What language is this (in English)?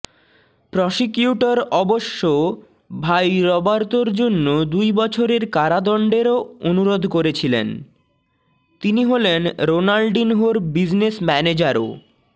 Bangla